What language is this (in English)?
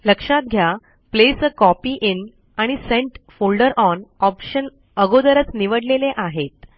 Marathi